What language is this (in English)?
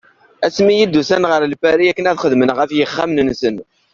Kabyle